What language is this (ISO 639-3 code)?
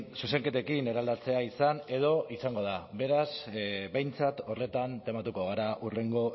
eus